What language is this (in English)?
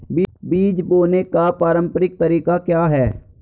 Hindi